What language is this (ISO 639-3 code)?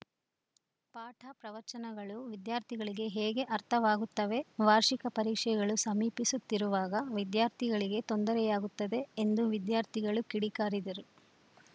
kan